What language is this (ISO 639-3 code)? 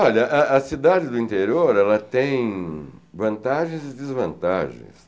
por